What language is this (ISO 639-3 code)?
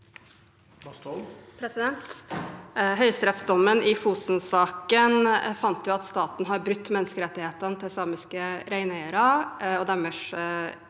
nor